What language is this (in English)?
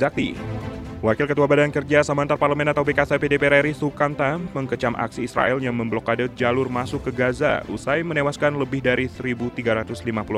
Indonesian